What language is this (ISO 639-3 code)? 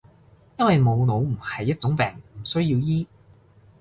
yue